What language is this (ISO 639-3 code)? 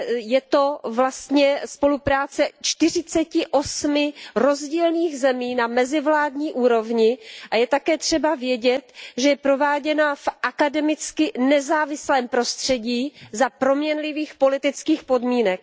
ces